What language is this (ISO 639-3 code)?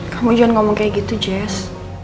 ind